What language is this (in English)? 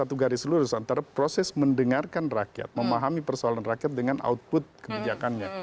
Indonesian